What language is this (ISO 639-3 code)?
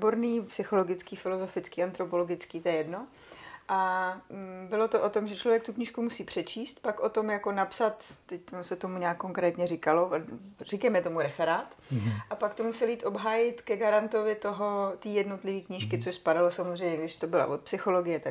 ces